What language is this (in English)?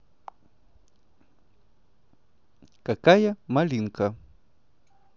Russian